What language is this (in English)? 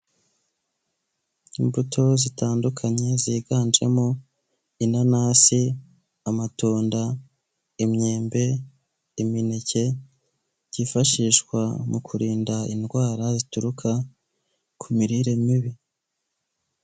Kinyarwanda